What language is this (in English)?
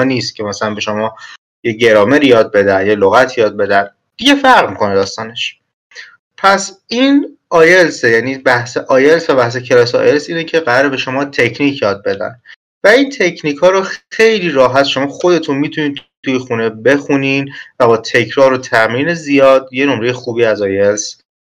Persian